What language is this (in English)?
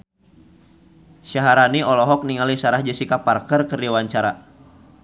Sundanese